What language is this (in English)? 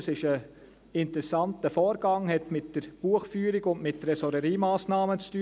Swiss German